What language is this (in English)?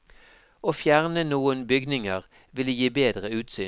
Norwegian